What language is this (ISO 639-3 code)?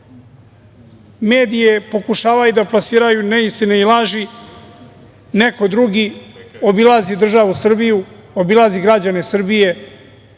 srp